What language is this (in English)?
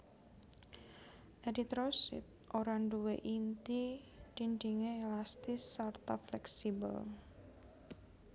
Javanese